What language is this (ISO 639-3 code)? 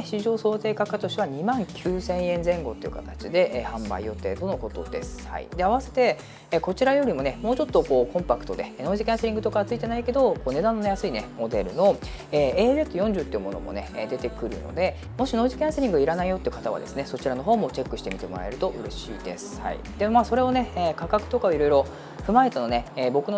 jpn